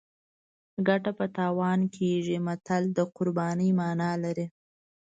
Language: Pashto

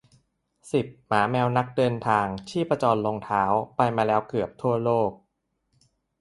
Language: Thai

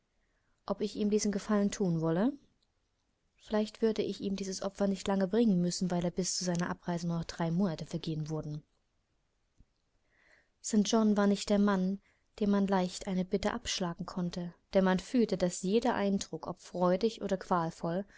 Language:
German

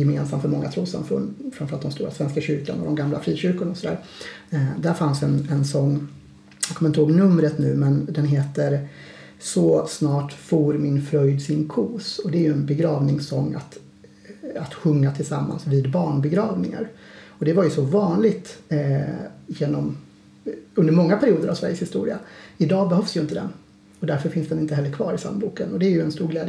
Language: Swedish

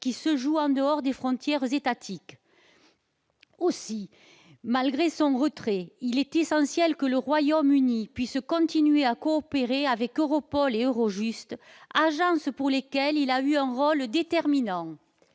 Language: French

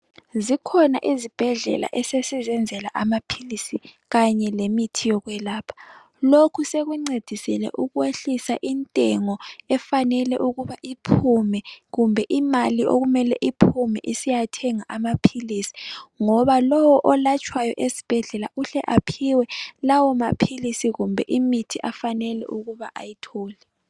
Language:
North Ndebele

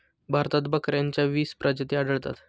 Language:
Marathi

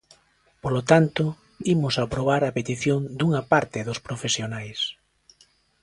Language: Galician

